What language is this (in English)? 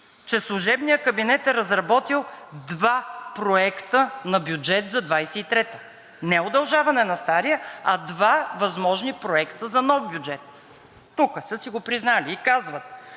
Bulgarian